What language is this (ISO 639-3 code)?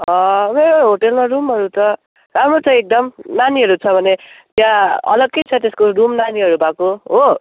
nep